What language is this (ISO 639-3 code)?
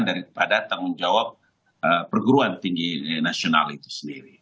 ind